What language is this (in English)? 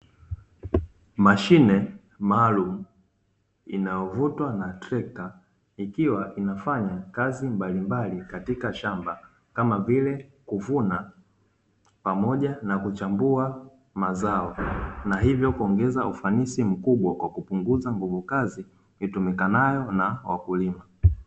Swahili